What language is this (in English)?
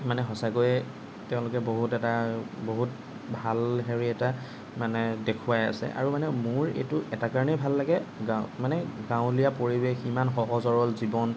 Assamese